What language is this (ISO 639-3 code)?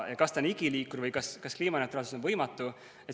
est